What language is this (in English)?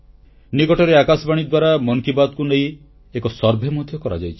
Odia